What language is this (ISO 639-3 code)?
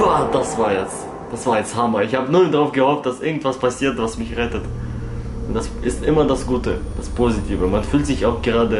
deu